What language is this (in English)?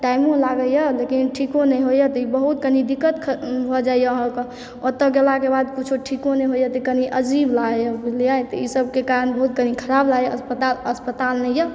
Maithili